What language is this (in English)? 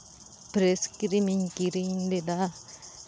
Santali